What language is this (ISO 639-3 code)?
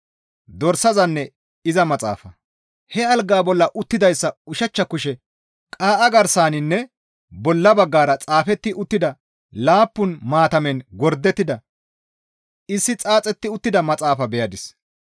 gmv